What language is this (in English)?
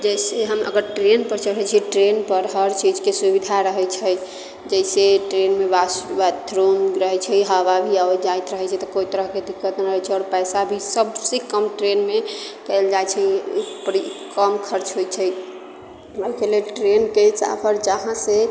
Maithili